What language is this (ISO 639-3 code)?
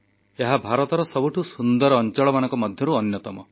ori